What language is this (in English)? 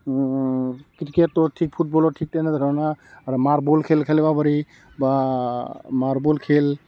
Assamese